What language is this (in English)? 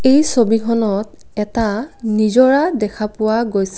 Assamese